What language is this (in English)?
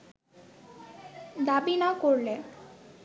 Bangla